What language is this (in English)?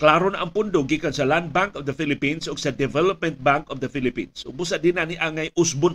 Filipino